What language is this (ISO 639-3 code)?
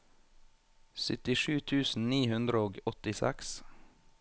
nor